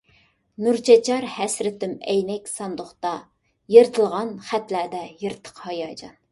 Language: Uyghur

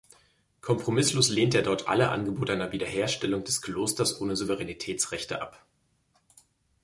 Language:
German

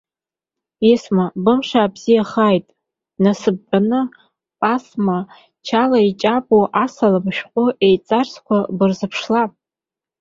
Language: Abkhazian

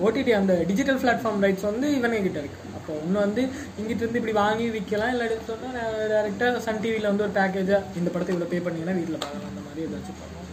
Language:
Tamil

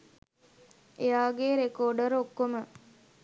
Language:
Sinhala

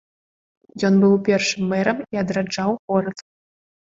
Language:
Belarusian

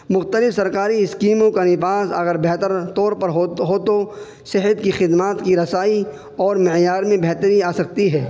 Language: Urdu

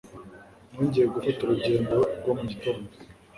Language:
Kinyarwanda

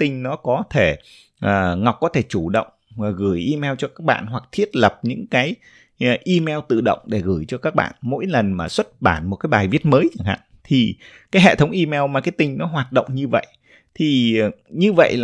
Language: Vietnamese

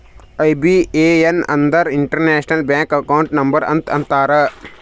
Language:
Kannada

